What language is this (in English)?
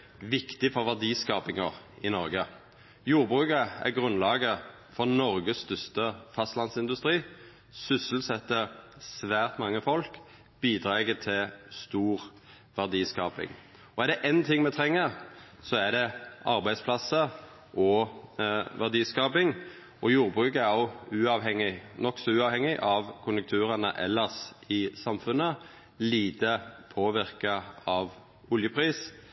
Norwegian Nynorsk